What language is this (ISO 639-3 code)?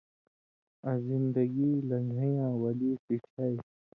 mvy